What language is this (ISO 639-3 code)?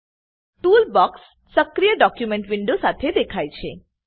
guj